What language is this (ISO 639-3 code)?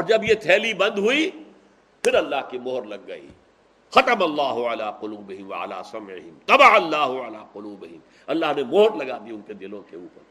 urd